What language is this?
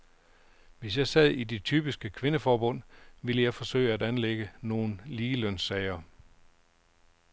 Danish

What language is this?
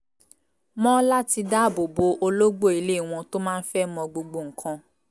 Yoruba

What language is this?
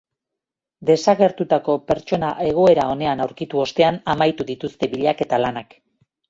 Basque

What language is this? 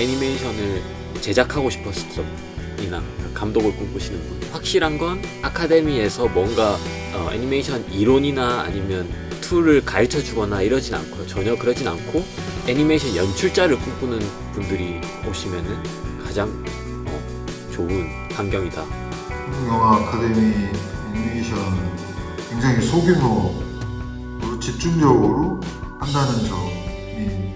Korean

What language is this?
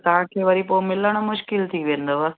Sindhi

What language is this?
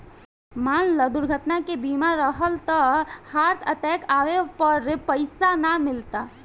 Bhojpuri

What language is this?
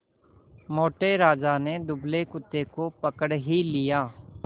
Hindi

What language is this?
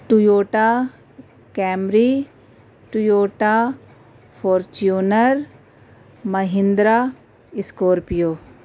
Urdu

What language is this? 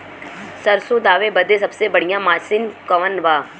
Bhojpuri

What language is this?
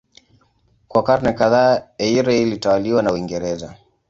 Swahili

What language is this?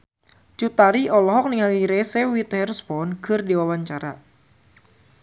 Sundanese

